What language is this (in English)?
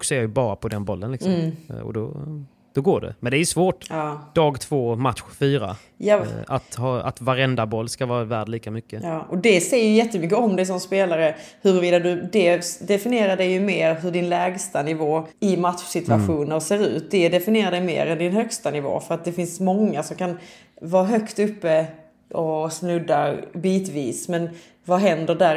Swedish